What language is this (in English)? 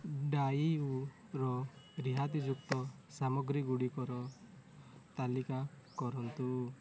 Odia